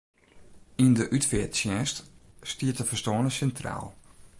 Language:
Western Frisian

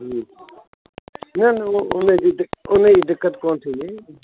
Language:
Sindhi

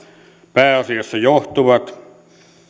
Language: Finnish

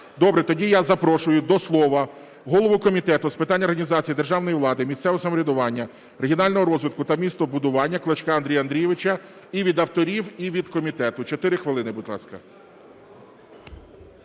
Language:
Ukrainian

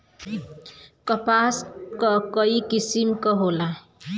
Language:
Bhojpuri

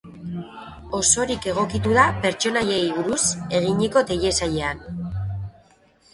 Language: Basque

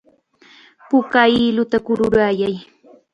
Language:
Chiquián Ancash Quechua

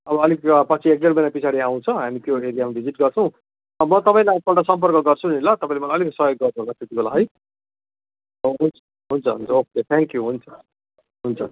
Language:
Nepali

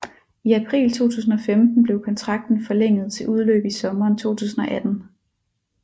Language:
Danish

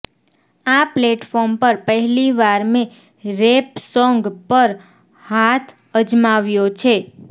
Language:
Gujarati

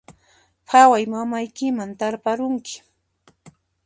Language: Puno Quechua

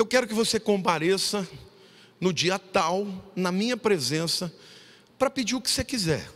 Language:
Portuguese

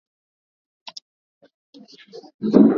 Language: Swahili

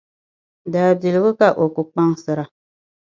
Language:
Dagbani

